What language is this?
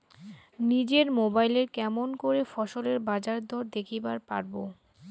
Bangla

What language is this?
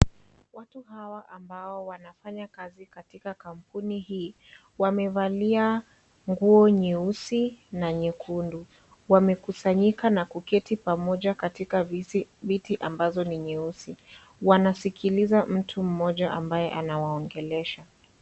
Swahili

